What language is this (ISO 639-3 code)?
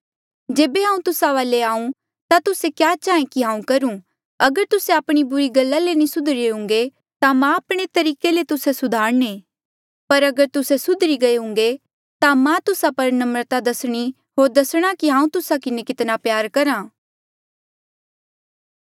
mjl